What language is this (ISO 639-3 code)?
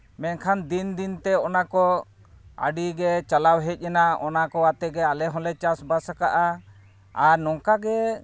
sat